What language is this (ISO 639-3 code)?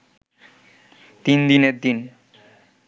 ben